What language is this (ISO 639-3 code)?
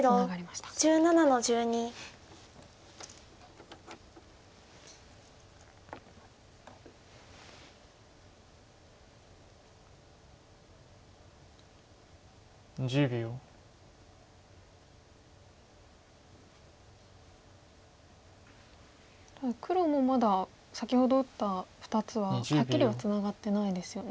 jpn